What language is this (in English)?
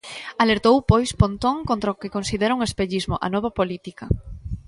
Galician